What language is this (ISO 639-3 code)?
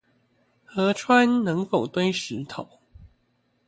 zho